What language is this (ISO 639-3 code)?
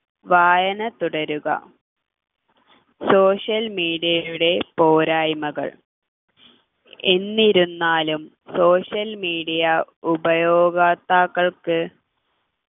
mal